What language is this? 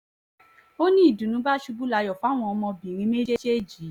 Yoruba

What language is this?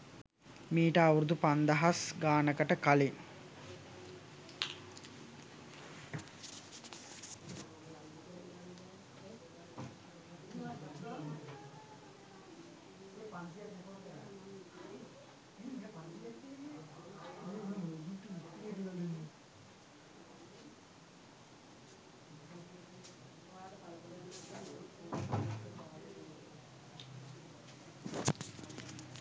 Sinhala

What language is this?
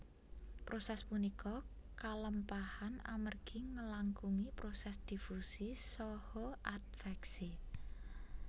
Javanese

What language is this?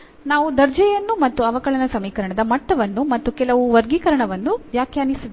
Kannada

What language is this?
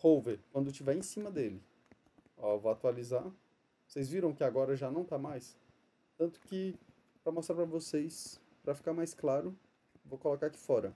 Portuguese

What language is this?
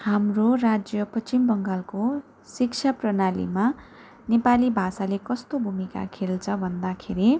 Nepali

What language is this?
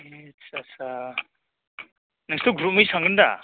Bodo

